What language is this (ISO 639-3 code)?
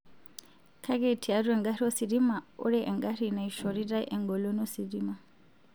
mas